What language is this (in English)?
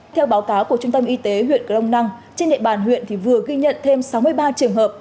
Vietnamese